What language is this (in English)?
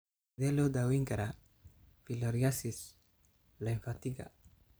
Somali